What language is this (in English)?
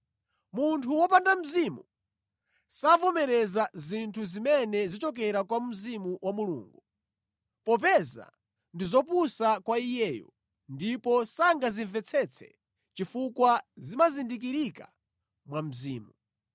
Nyanja